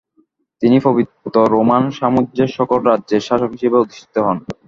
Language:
Bangla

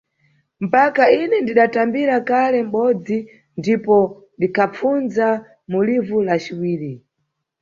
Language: Nyungwe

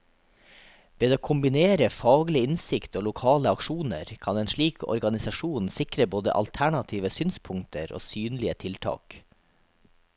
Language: Norwegian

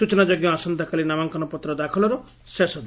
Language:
Odia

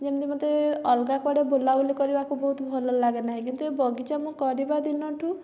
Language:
Odia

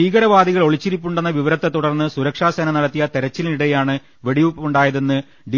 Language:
Malayalam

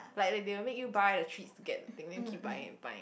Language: English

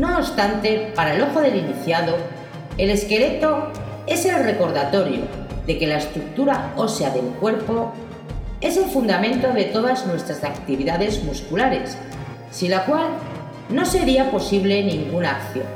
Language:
Spanish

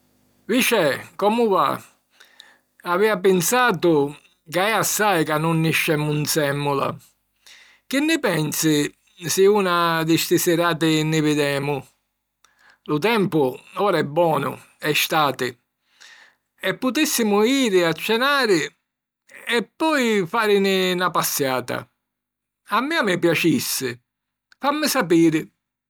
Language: Sicilian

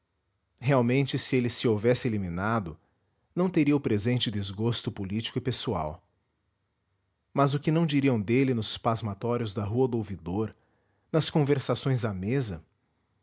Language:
Portuguese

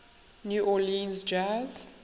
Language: English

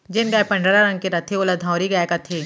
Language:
Chhattisgarhi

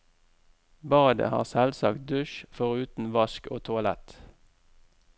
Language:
Norwegian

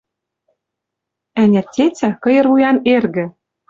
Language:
Western Mari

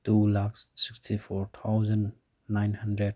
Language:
Manipuri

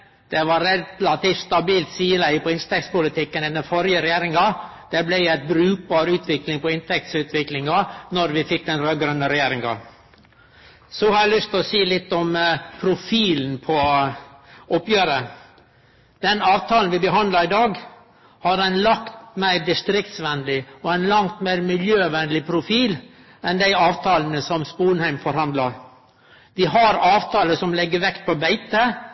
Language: Norwegian Nynorsk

